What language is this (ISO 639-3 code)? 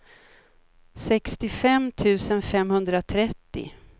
swe